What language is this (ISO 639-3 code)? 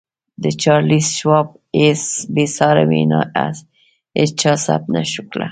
pus